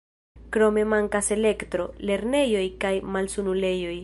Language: Esperanto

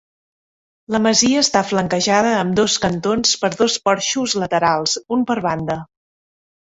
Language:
Catalan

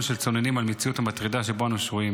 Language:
Hebrew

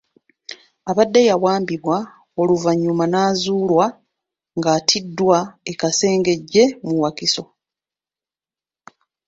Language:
Ganda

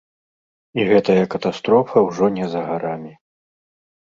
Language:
Belarusian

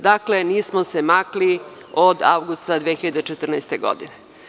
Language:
Serbian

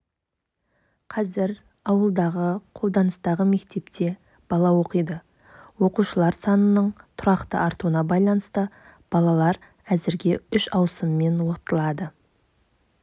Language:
Kazakh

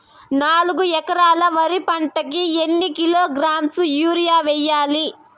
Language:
Telugu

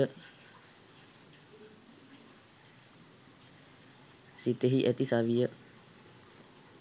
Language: Sinhala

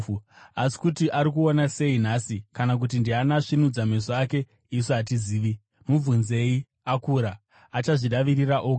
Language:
Shona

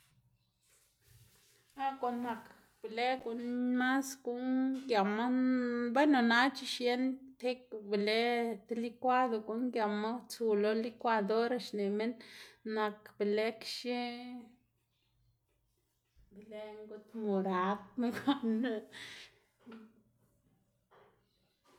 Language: Xanaguía Zapotec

